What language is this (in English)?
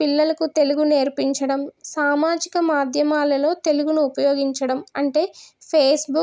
Telugu